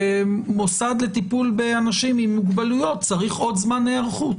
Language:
Hebrew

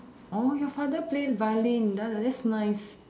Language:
English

